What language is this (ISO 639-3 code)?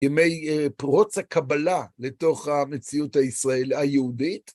heb